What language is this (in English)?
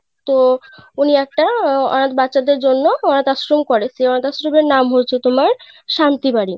Bangla